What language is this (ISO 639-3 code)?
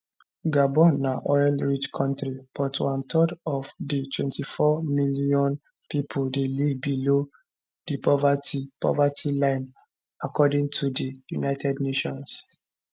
pcm